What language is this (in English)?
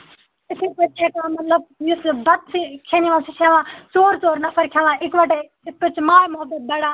Kashmiri